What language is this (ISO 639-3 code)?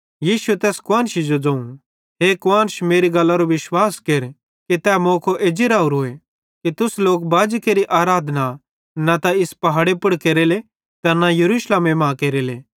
bhd